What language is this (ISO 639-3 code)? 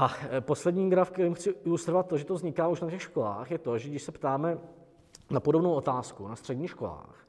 ces